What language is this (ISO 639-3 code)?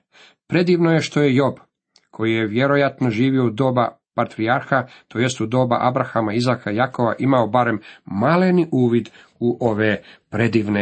hrv